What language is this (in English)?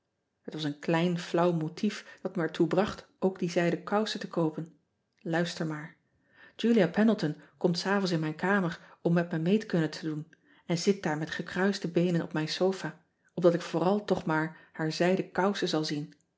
Dutch